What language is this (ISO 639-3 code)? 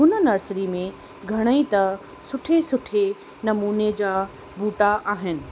snd